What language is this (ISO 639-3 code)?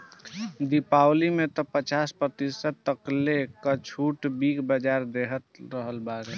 bho